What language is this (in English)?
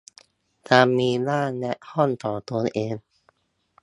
Thai